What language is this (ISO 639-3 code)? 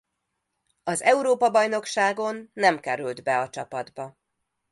hun